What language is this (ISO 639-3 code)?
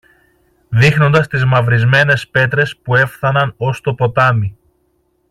ell